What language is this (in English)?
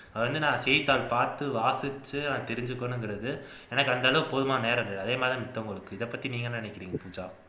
Tamil